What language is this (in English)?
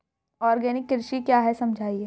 Hindi